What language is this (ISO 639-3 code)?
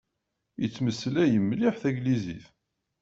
kab